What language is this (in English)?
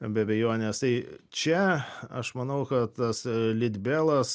Lithuanian